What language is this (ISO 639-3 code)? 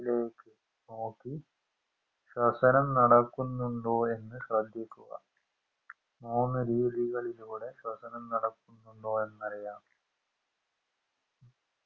mal